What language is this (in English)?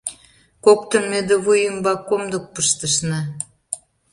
Mari